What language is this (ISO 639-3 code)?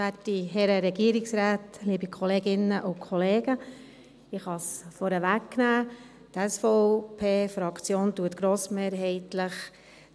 gsw